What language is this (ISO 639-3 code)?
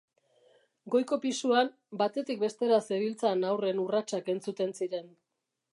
eus